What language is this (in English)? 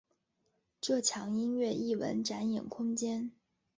Chinese